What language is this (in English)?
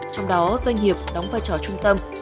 Vietnamese